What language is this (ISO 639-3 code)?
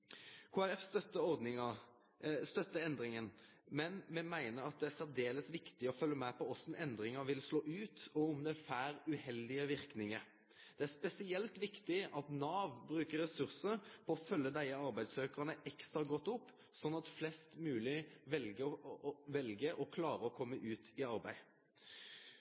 nno